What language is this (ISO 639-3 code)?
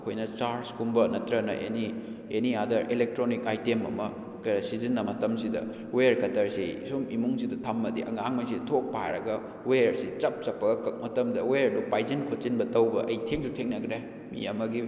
mni